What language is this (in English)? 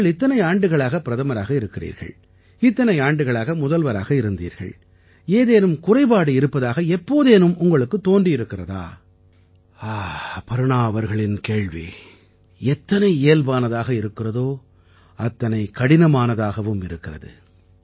Tamil